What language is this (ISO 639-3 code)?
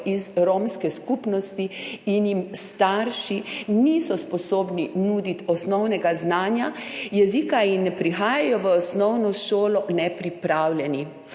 slv